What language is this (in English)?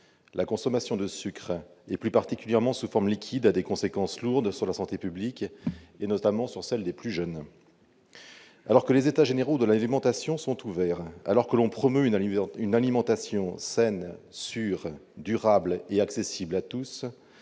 French